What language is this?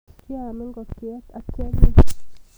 Kalenjin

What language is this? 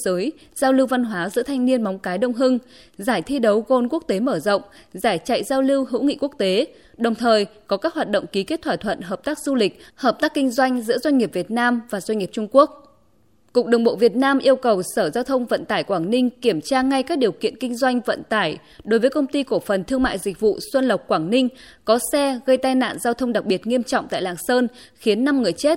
Vietnamese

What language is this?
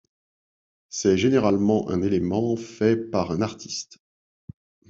French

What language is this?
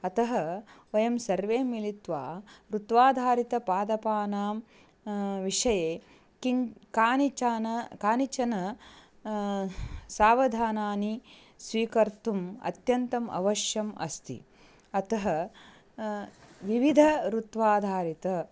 Sanskrit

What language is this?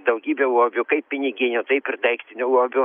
Lithuanian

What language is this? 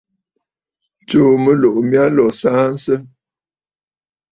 Bafut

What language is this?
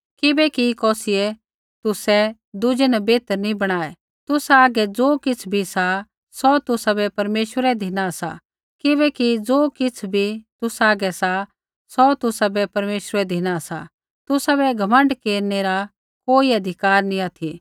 Kullu Pahari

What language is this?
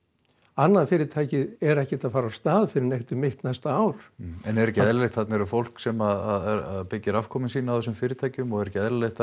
Icelandic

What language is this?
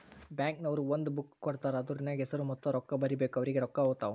Kannada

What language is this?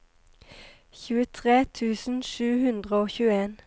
Norwegian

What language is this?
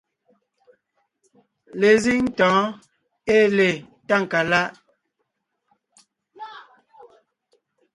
Ngiemboon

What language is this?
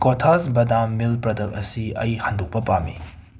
Manipuri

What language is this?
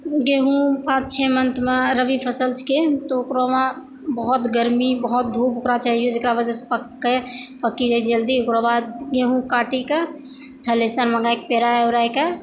Maithili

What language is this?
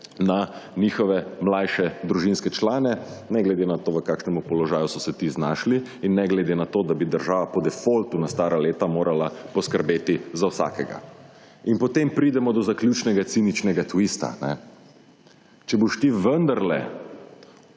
Slovenian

